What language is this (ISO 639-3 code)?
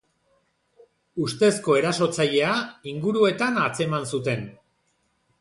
eus